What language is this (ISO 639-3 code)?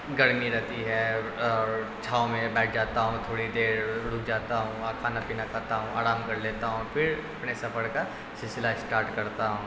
urd